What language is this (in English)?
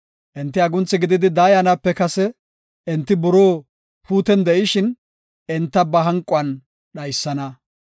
Gofa